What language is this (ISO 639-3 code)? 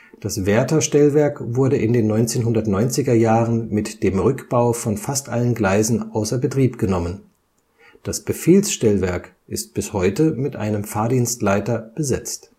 deu